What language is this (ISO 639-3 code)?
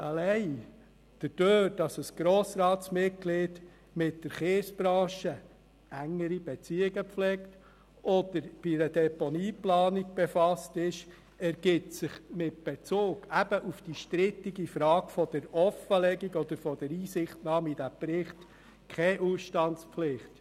gsw